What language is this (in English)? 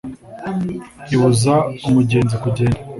Kinyarwanda